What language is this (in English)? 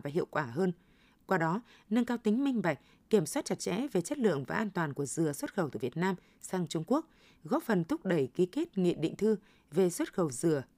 Vietnamese